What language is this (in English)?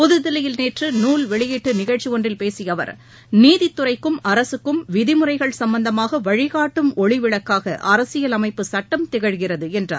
Tamil